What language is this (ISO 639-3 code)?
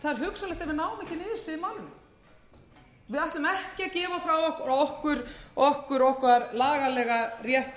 isl